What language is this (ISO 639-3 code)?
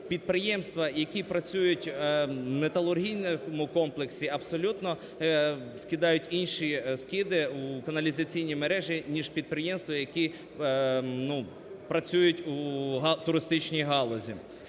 ukr